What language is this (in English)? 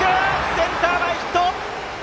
Japanese